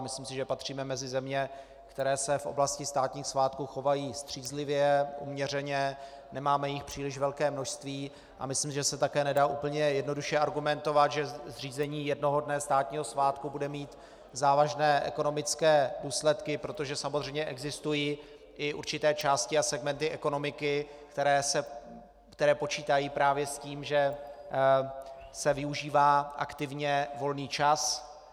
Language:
Czech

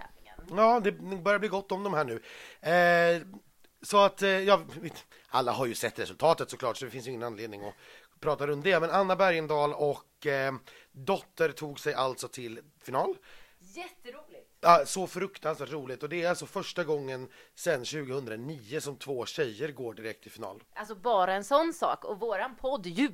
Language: Swedish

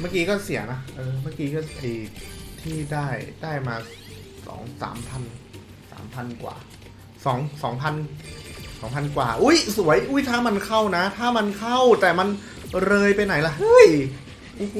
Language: Thai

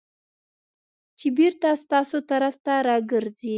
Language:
Pashto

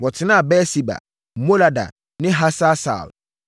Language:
Akan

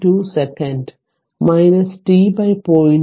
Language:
Malayalam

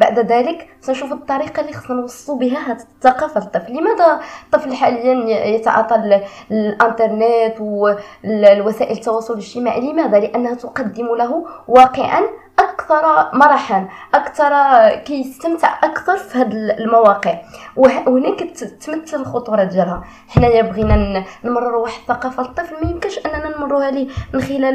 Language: Arabic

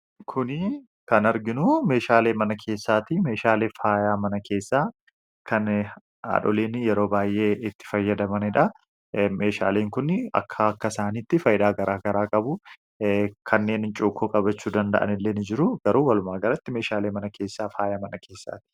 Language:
Oromo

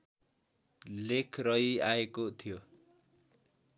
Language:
Nepali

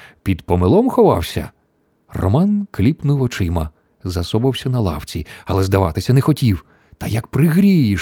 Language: Ukrainian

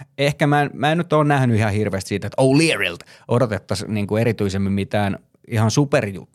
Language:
Finnish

